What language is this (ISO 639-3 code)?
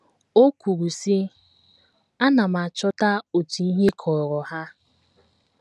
ibo